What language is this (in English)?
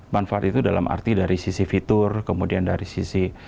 Indonesian